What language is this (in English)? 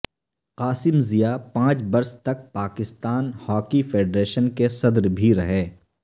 Urdu